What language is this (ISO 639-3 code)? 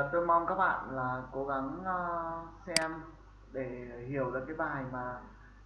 vie